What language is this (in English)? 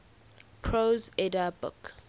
English